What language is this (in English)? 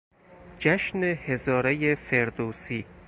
Persian